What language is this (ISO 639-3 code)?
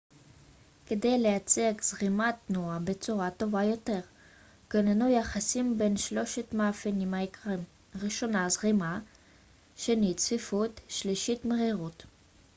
heb